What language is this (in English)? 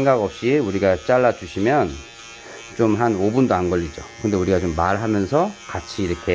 Korean